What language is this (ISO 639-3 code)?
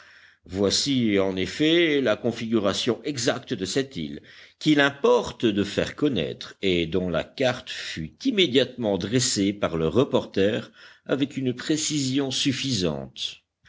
fra